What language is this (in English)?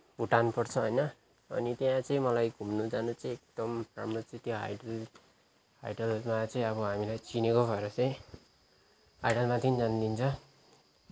Nepali